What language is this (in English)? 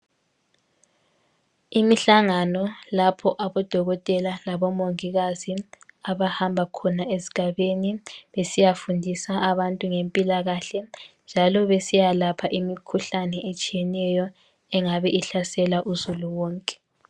North Ndebele